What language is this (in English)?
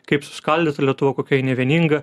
Lithuanian